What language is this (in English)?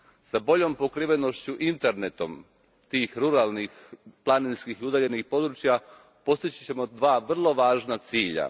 Croatian